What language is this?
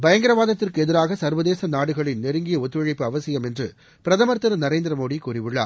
Tamil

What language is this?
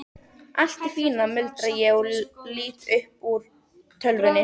Icelandic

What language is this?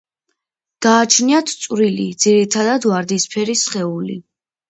Georgian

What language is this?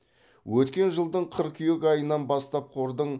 Kazakh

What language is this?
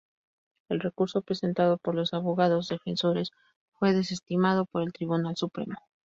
Spanish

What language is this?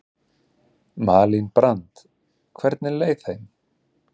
Icelandic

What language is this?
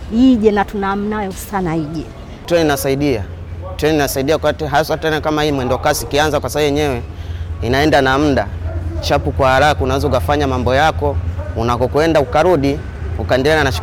Swahili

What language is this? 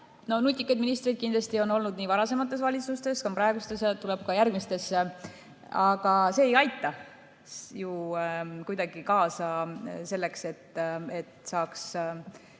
Estonian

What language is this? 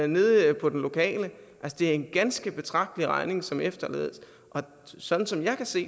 Danish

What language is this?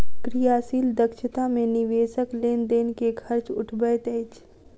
Maithili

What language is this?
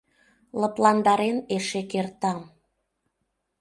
Mari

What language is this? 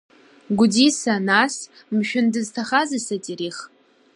Abkhazian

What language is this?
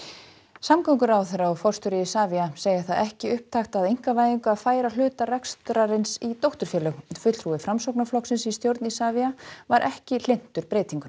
Icelandic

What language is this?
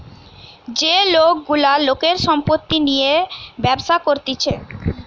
Bangla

